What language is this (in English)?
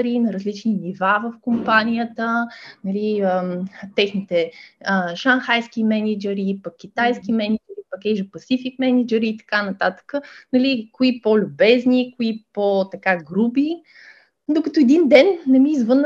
Bulgarian